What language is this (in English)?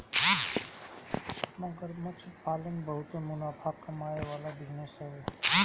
Bhojpuri